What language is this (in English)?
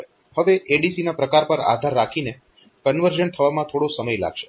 Gujarati